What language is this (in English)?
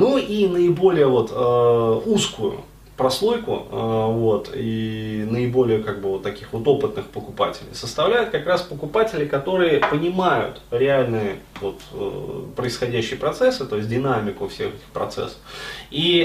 Russian